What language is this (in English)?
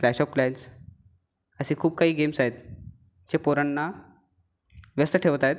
Marathi